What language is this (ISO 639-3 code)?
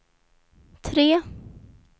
swe